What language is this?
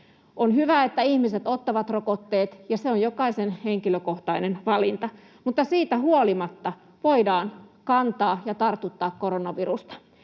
Finnish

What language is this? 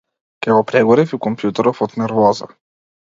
Macedonian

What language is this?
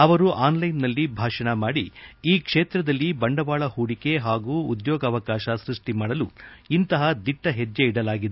Kannada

